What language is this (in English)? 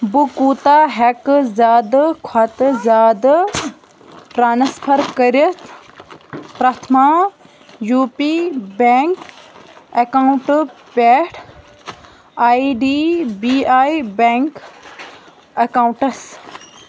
Kashmiri